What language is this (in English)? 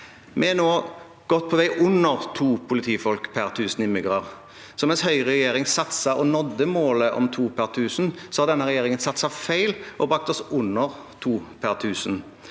Norwegian